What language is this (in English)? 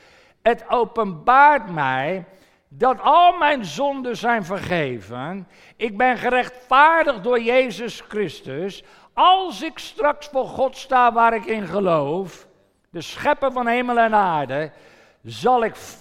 Dutch